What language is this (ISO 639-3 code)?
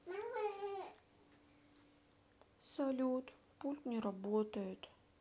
rus